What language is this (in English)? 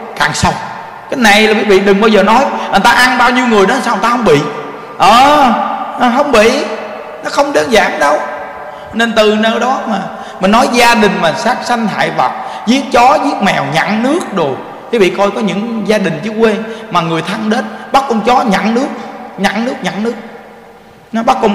Vietnamese